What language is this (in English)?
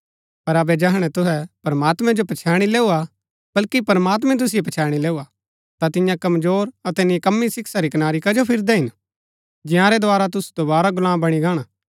Gaddi